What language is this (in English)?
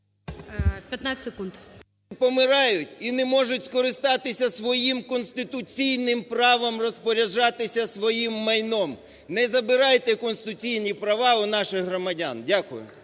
Ukrainian